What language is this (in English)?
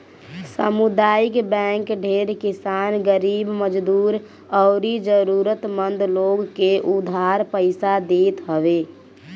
Bhojpuri